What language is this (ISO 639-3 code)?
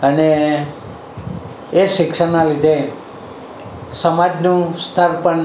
guj